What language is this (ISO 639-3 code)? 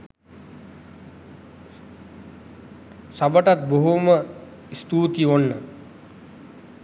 sin